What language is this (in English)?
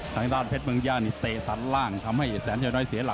Thai